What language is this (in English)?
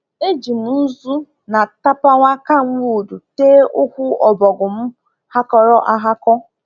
Igbo